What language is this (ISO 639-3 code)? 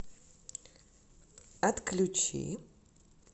rus